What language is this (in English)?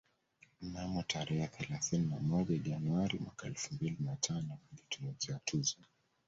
Swahili